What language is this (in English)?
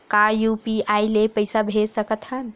Chhattisgarhi